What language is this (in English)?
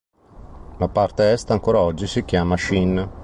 Italian